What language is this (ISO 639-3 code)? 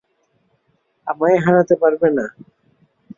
ben